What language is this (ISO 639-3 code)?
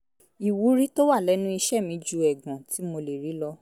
yor